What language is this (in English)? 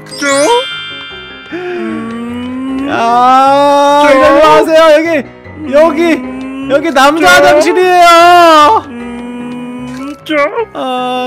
Korean